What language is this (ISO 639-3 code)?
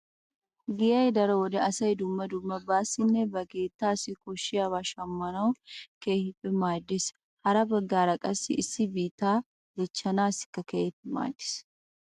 wal